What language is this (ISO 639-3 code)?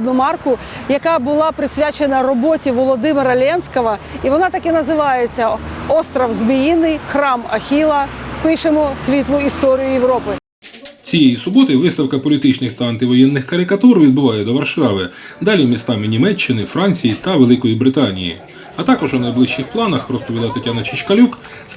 ukr